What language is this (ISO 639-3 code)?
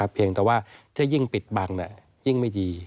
tha